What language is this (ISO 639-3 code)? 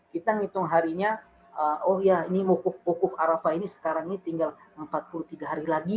ind